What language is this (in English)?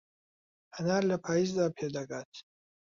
Central Kurdish